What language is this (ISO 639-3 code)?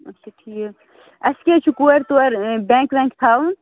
kas